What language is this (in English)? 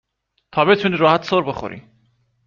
Persian